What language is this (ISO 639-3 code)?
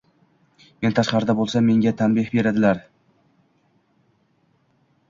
uzb